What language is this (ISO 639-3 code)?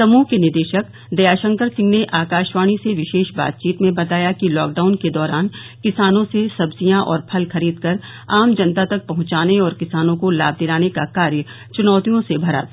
hin